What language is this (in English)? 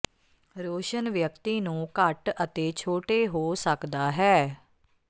Punjabi